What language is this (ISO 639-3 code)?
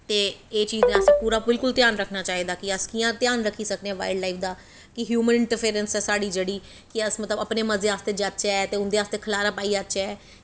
doi